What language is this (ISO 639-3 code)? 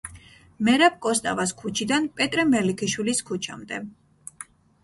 kat